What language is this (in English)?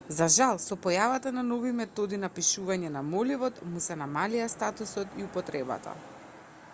Macedonian